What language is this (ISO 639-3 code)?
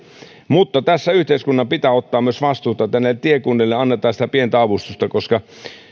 fin